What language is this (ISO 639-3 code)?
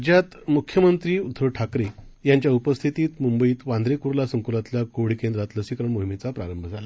mar